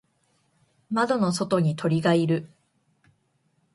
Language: Japanese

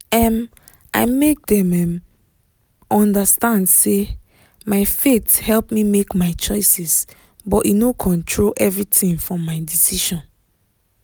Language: Nigerian Pidgin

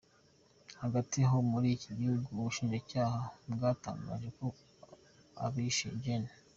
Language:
Kinyarwanda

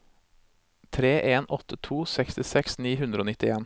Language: Norwegian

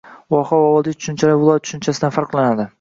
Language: Uzbek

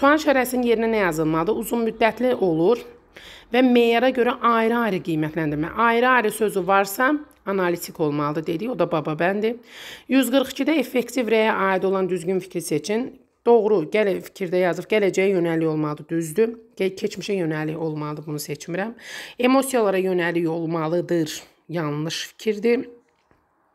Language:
Turkish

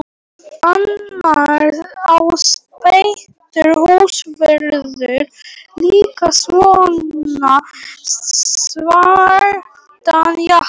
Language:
Icelandic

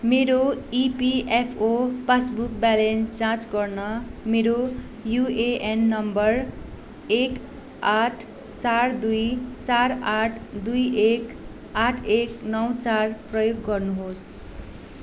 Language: Nepali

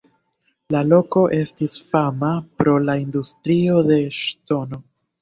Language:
Esperanto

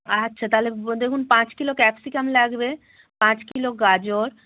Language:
Bangla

